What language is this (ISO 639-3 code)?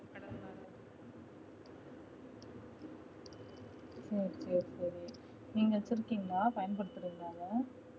tam